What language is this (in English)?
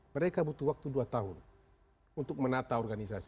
Indonesian